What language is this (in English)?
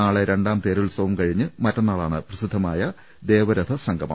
Malayalam